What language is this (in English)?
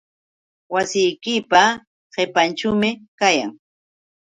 Yauyos Quechua